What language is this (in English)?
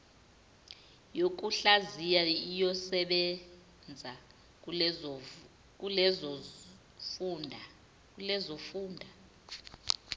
Zulu